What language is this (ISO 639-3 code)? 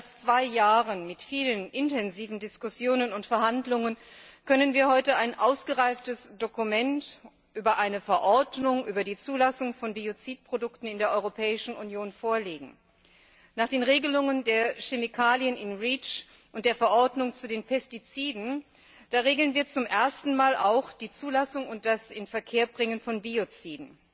deu